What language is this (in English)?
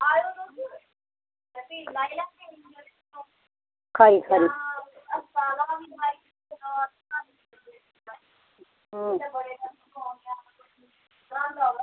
Dogri